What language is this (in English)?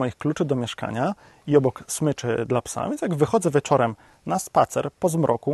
Polish